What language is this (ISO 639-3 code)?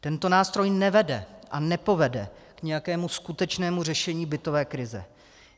ces